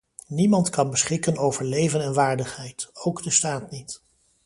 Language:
Dutch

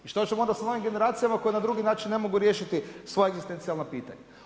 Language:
Croatian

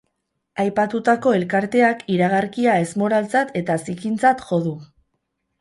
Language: Basque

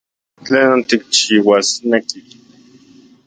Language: Central Puebla Nahuatl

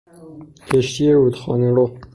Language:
Persian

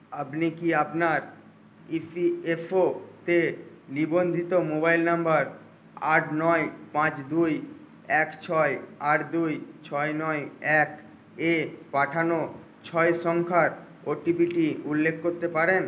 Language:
Bangla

